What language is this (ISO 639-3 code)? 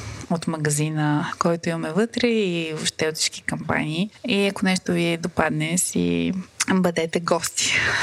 bul